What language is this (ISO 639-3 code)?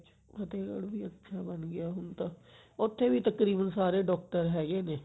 pan